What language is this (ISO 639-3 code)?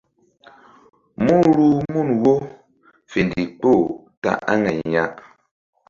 mdd